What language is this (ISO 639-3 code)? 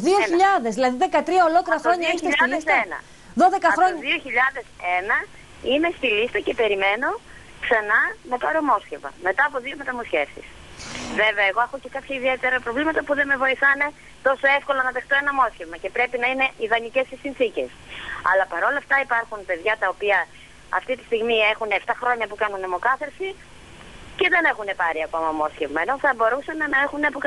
ell